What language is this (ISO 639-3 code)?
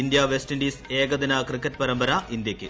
mal